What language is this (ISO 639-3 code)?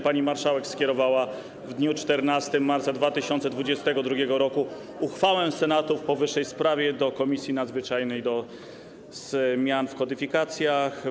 pol